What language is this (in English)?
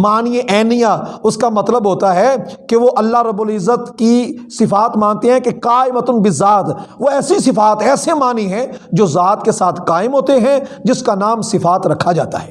Urdu